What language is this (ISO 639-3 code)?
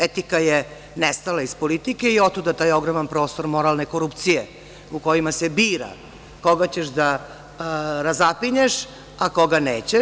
srp